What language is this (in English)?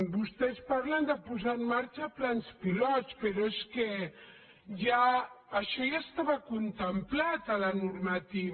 Catalan